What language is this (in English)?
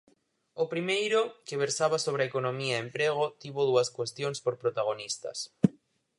Galician